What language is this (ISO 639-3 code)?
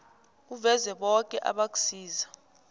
nbl